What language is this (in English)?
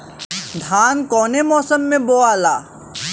Bhojpuri